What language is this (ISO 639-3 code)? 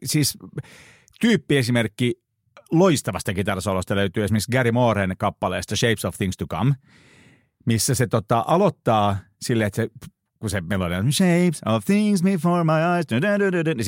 fin